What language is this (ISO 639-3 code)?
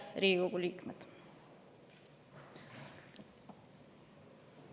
est